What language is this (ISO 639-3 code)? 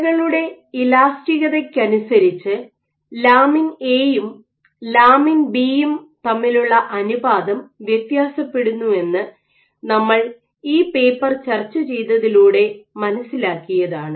mal